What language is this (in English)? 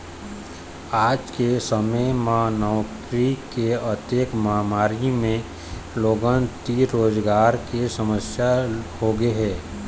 Chhattisgarhi